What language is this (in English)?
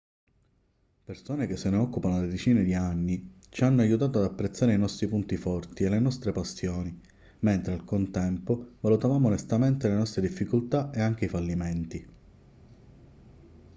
Italian